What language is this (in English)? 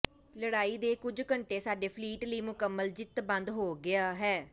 Punjabi